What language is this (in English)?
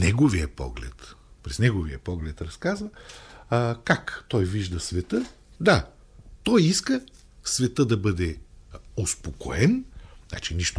Bulgarian